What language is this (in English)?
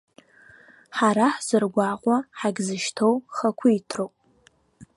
Abkhazian